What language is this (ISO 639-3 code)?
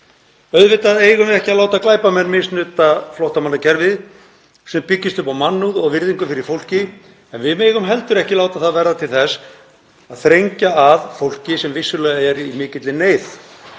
isl